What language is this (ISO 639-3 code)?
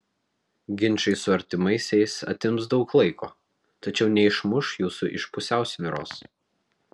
lit